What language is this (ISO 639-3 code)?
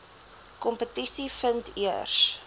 afr